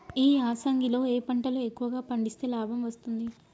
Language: Telugu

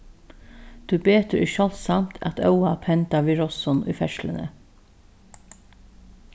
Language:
Faroese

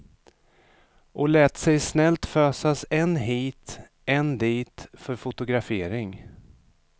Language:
Swedish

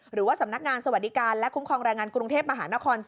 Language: Thai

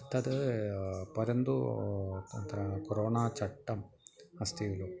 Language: Sanskrit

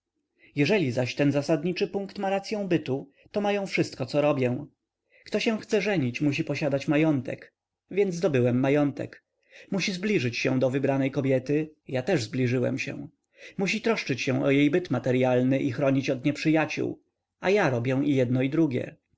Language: Polish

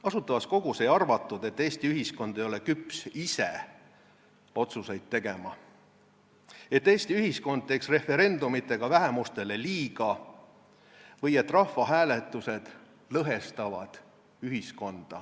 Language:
Estonian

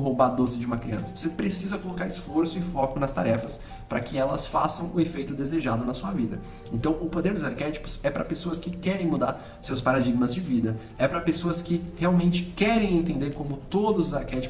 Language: Portuguese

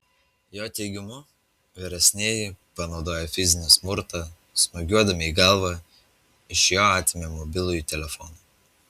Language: Lithuanian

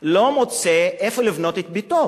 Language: Hebrew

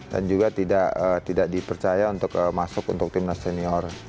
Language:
Indonesian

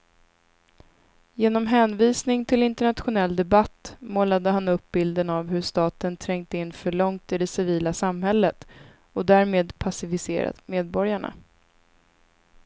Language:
Swedish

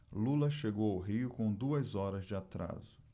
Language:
Portuguese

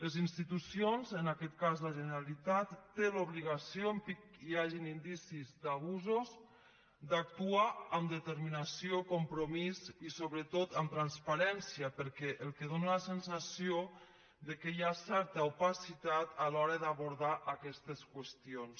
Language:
Catalan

